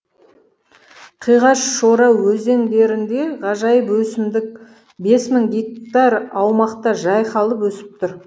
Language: Kazakh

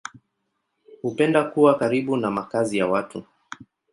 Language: Swahili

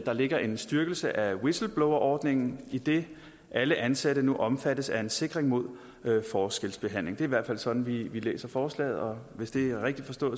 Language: Danish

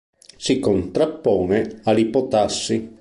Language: Italian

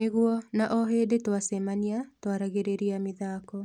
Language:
Kikuyu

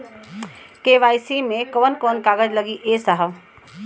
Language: Bhojpuri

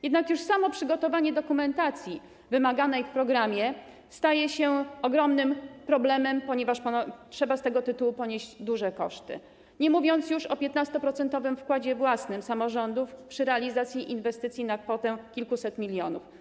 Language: Polish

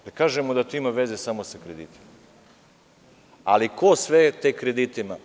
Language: Serbian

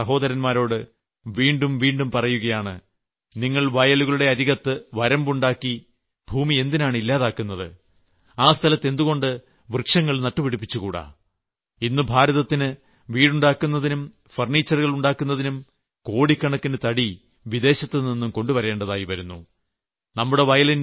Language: Malayalam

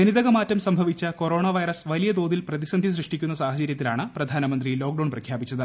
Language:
Malayalam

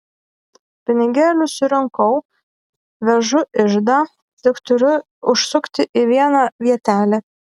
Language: Lithuanian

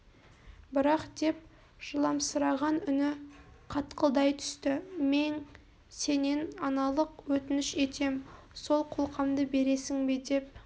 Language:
Kazakh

